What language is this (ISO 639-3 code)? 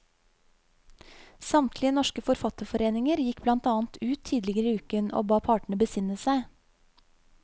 nor